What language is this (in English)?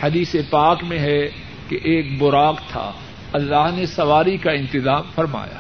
Urdu